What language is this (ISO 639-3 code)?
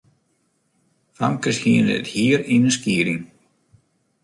fry